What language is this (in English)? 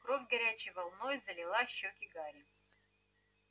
Russian